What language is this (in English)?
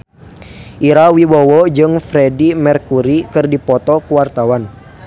Sundanese